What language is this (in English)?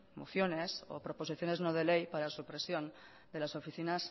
Spanish